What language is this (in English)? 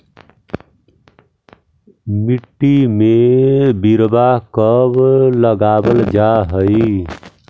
Magahi